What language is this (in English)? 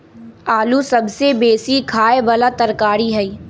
Magahi